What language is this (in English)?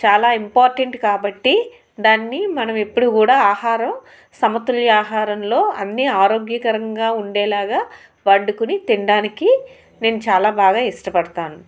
Telugu